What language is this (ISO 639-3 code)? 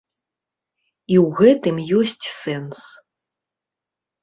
bel